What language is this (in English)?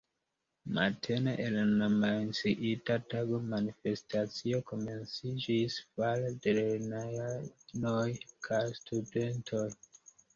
Esperanto